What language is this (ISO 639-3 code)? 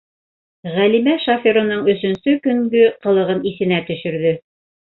bak